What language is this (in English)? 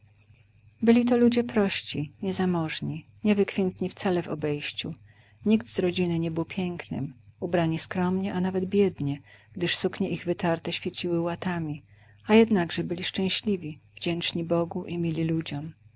Polish